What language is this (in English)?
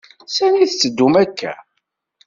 Kabyle